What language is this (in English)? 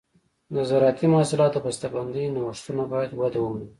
Pashto